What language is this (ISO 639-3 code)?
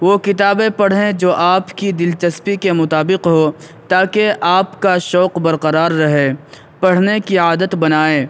urd